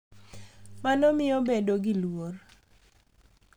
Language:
Luo (Kenya and Tanzania)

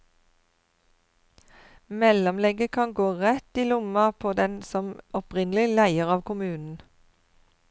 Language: Norwegian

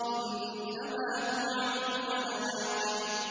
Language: Arabic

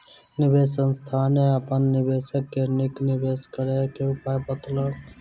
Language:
Maithili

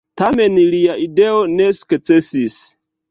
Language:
Esperanto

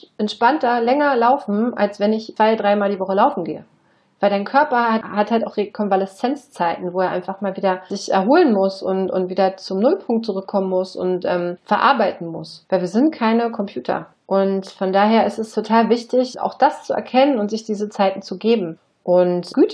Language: German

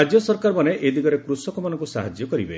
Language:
Odia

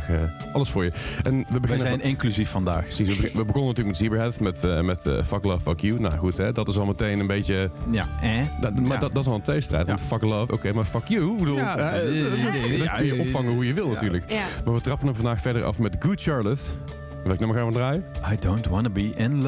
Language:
Dutch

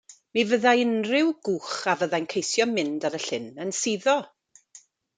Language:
Welsh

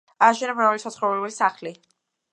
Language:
Georgian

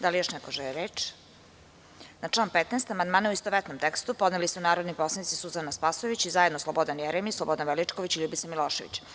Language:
Serbian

